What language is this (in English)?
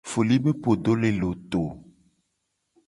Gen